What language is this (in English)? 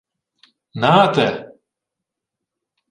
Ukrainian